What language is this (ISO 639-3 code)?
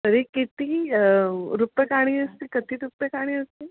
san